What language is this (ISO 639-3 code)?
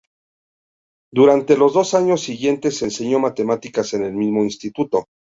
spa